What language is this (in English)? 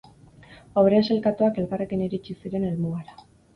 Basque